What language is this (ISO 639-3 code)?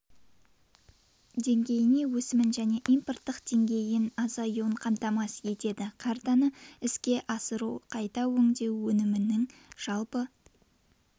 kaz